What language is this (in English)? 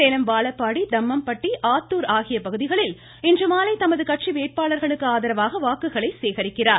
Tamil